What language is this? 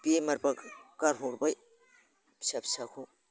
Bodo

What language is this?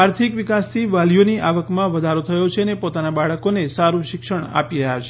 Gujarati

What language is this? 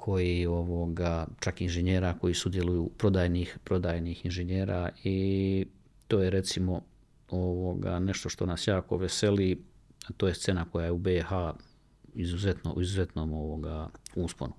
Croatian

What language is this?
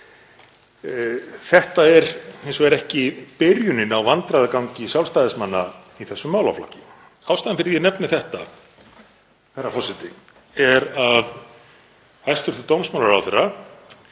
Icelandic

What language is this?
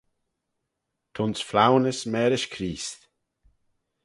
Manx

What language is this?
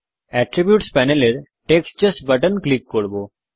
Bangla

